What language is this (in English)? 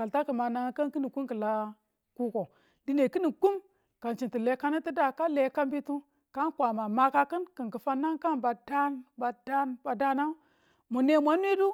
Tula